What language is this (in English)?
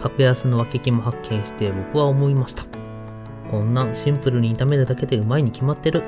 Japanese